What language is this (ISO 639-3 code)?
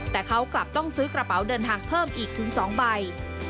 tha